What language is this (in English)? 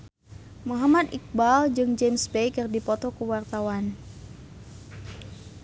Sundanese